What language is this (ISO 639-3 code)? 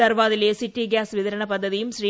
mal